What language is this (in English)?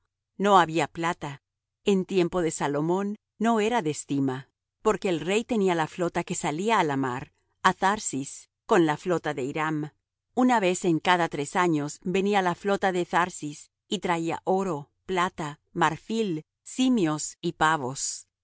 Spanish